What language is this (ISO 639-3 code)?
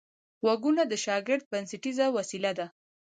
pus